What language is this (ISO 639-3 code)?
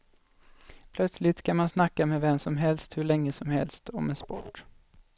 swe